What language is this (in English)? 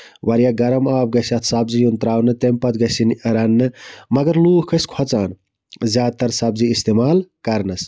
Kashmiri